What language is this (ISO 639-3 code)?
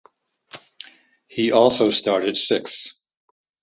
eng